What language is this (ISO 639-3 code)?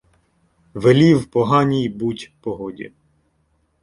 ukr